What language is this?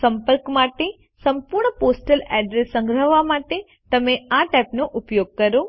Gujarati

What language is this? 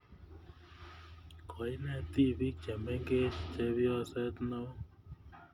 Kalenjin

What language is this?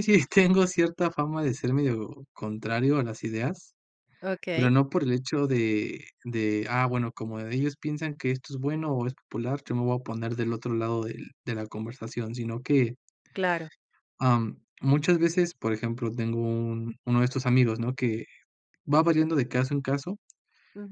Spanish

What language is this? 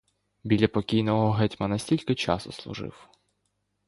Ukrainian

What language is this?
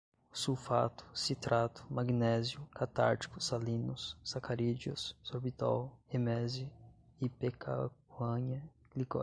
Portuguese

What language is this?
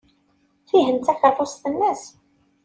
Kabyle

